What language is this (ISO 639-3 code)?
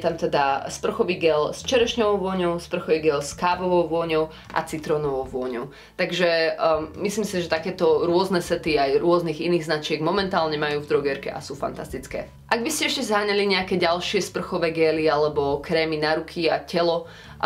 slk